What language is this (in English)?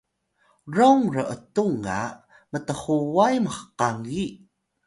Atayal